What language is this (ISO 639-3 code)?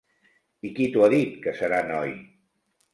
cat